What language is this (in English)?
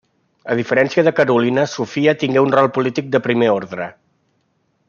Catalan